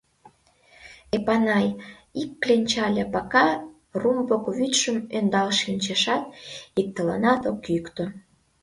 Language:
Mari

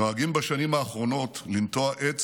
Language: Hebrew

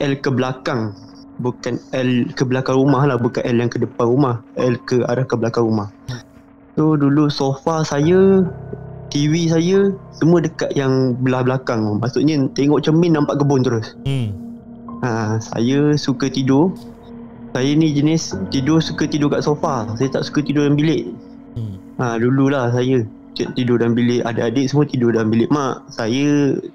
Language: Malay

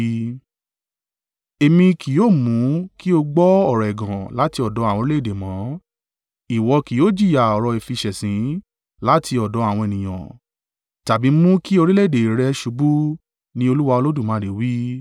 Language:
Yoruba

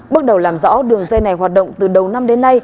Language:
Vietnamese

